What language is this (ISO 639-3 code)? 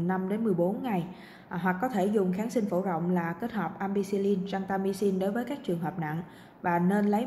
vie